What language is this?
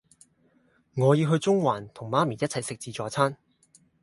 Cantonese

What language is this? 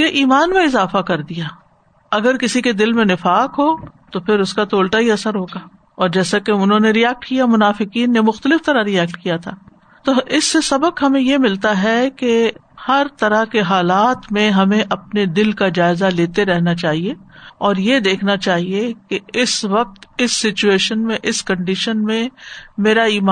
Urdu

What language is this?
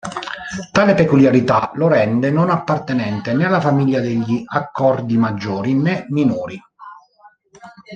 Italian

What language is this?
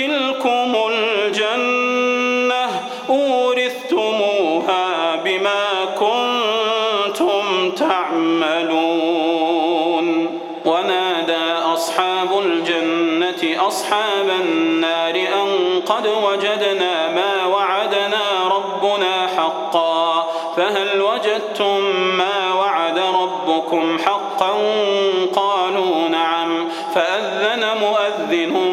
Arabic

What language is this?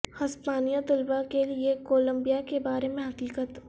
Urdu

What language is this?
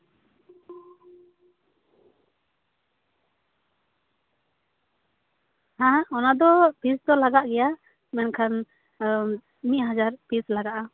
Santali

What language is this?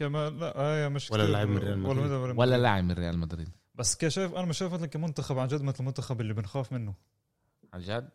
Arabic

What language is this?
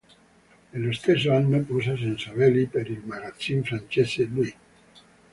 Italian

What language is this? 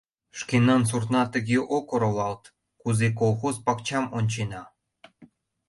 Mari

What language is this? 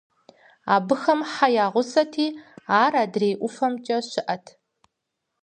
Kabardian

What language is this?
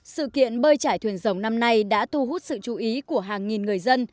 Vietnamese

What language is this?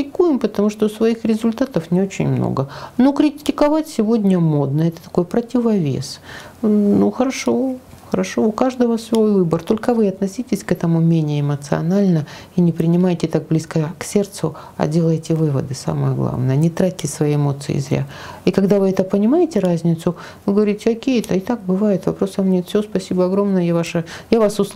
Russian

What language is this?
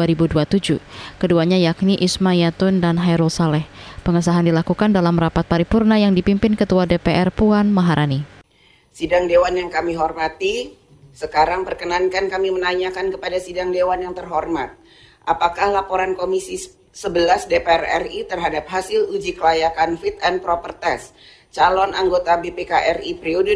Indonesian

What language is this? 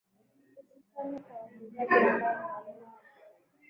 Swahili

